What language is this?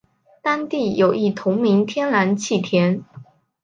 Chinese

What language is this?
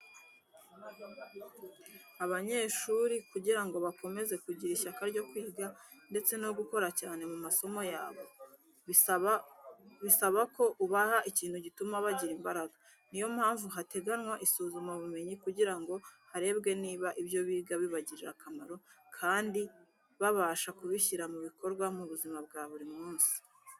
Kinyarwanda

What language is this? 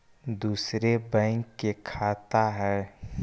Magahi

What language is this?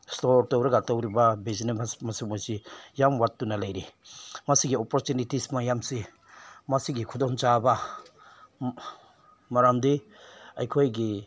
Manipuri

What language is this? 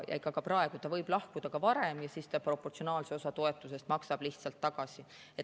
Estonian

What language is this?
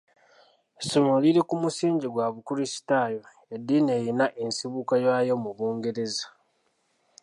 Ganda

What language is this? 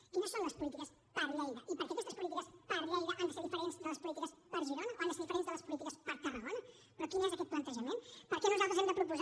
Catalan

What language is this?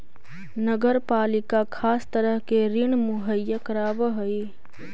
Magahi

